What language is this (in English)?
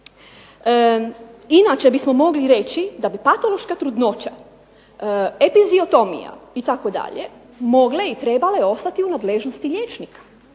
Croatian